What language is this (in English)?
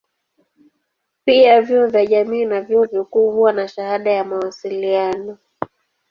Swahili